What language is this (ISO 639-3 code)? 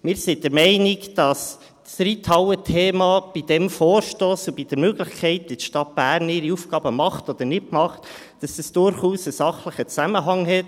gsw